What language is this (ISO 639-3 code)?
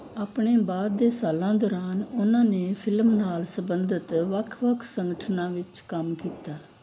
pan